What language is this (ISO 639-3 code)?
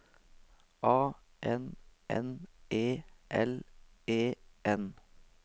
nor